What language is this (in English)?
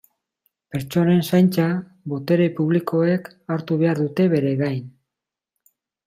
Basque